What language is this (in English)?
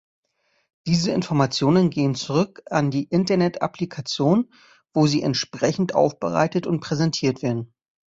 German